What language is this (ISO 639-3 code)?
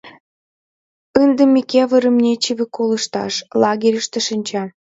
chm